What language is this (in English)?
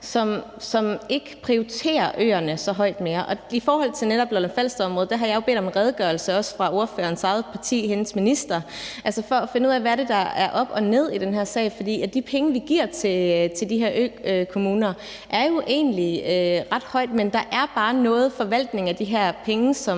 Danish